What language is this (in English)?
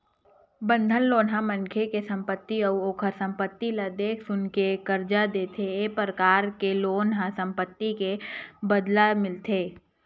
Chhattisgarhi